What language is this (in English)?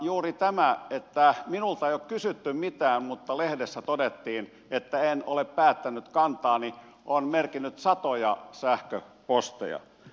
Finnish